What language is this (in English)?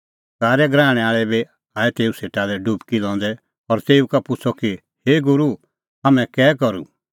Kullu Pahari